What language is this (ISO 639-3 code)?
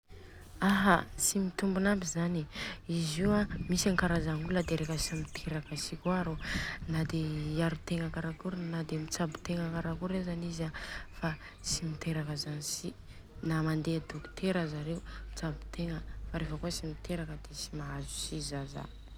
bzc